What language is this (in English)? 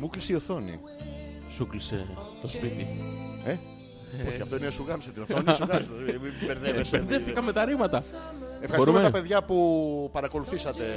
Greek